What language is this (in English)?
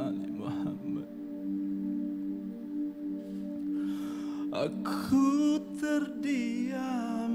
Malay